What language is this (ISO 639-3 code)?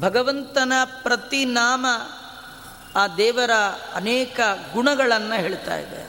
kan